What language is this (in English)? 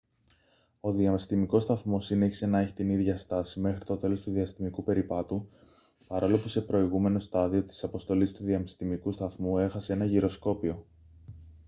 Greek